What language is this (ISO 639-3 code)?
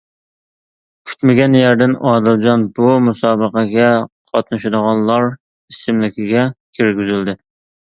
uig